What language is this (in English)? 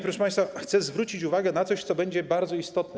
Polish